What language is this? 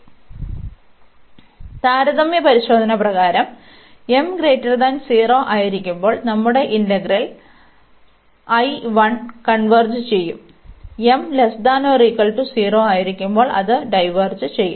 Malayalam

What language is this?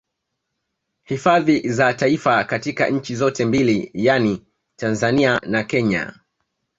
Swahili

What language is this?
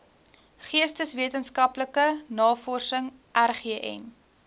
Afrikaans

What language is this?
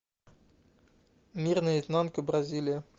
Russian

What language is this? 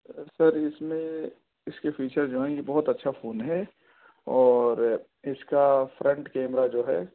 Urdu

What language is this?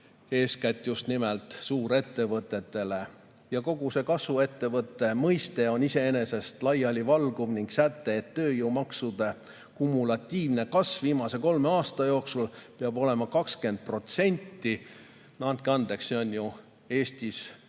Estonian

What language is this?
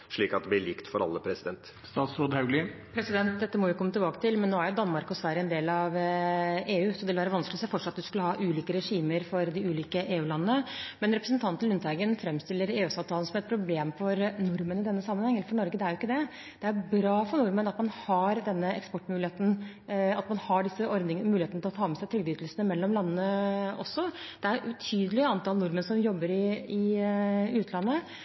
Norwegian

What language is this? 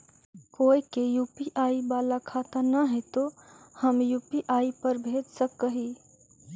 Magahi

